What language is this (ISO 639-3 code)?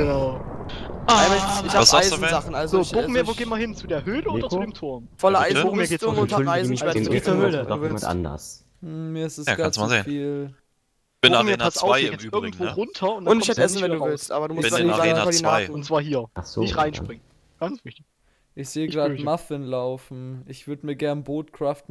deu